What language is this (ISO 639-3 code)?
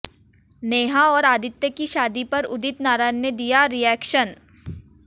hin